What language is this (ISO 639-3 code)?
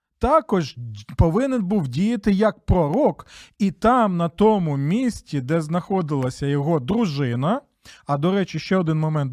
ukr